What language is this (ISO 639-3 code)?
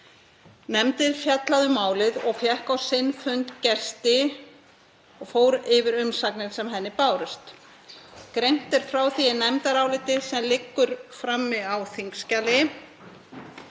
isl